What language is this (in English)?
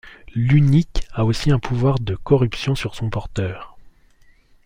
French